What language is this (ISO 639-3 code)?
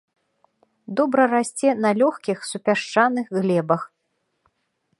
bel